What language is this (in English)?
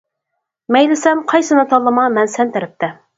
Uyghur